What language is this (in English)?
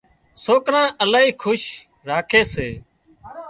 Wadiyara Koli